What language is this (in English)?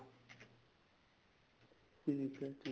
Punjabi